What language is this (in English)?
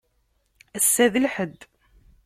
Kabyle